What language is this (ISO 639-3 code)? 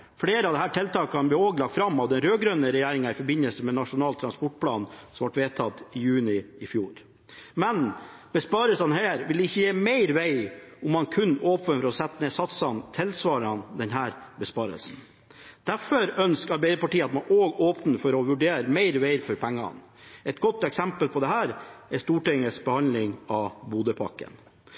nob